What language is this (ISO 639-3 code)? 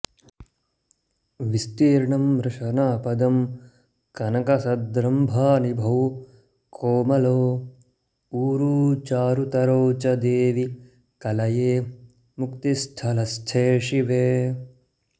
san